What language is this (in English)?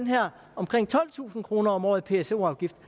Danish